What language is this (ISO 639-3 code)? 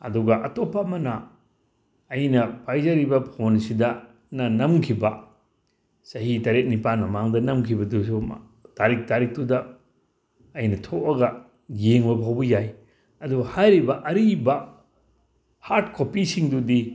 mni